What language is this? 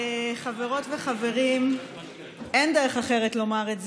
Hebrew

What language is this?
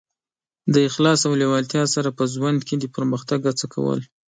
Pashto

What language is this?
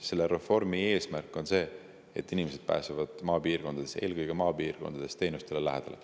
Estonian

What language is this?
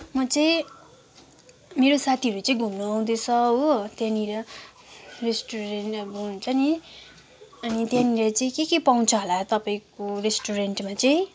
Nepali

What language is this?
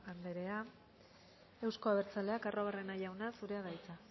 Basque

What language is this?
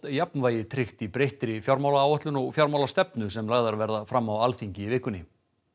Icelandic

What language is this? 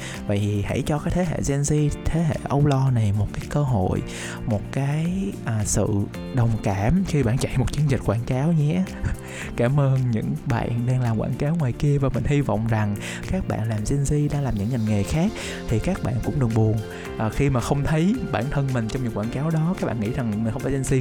Vietnamese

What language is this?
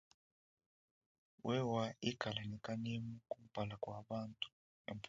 Luba-Lulua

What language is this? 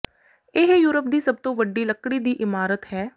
Punjabi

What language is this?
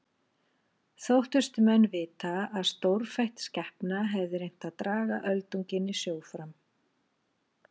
Icelandic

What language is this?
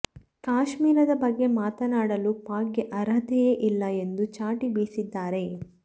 Kannada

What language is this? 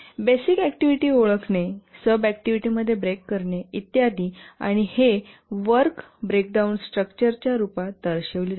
Marathi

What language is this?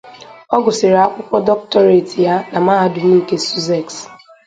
Igbo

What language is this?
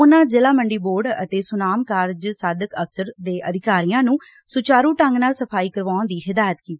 Punjabi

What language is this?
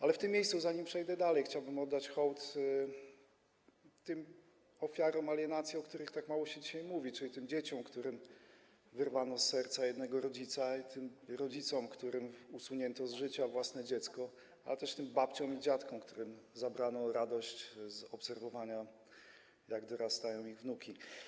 Polish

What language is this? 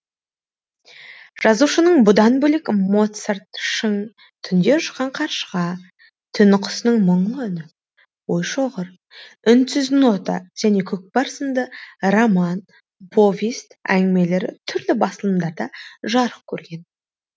Kazakh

